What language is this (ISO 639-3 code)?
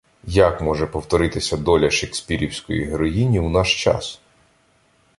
ukr